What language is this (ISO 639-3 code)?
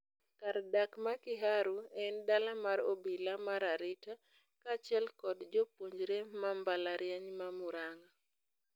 luo